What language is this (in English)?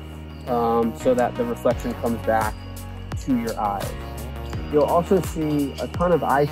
English